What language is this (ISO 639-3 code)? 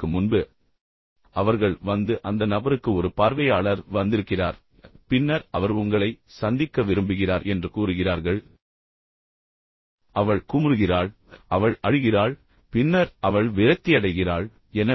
tam